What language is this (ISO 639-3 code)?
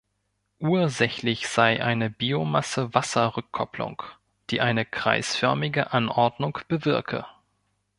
deu